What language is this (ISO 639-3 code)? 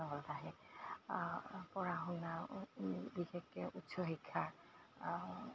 asm